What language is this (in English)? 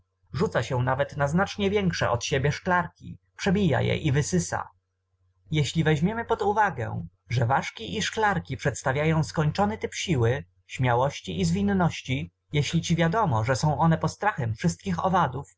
Polish